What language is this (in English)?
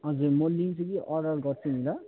Nepali